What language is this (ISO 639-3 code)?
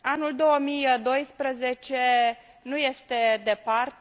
ron